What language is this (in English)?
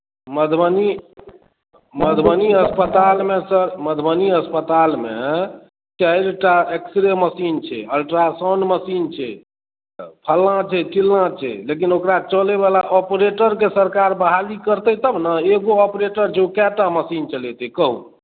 Maithili